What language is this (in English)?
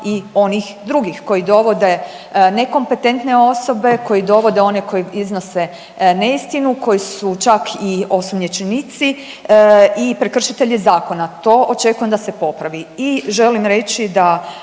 Croatian